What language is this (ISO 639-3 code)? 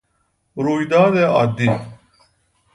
fas